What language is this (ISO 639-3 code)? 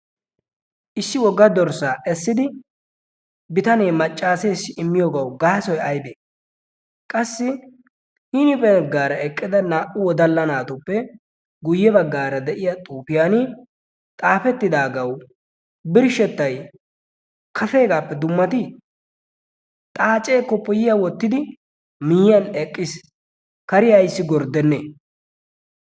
wal